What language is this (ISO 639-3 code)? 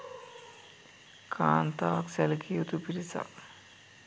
sin